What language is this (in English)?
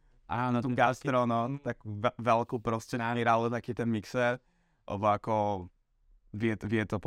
Slovak